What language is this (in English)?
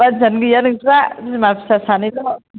Bodo